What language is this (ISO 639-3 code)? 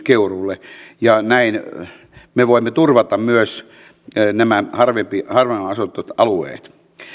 fin